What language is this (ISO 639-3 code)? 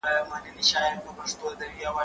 pus